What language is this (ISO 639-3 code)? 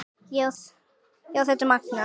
isl